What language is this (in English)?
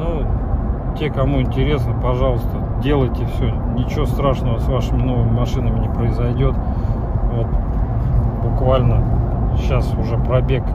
Russian